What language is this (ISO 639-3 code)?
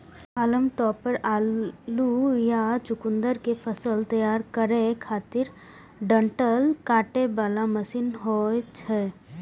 mai